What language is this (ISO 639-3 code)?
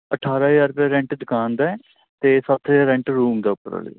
pan